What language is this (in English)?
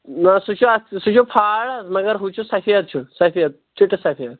Kashmiri